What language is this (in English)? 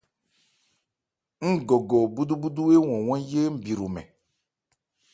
Ebrié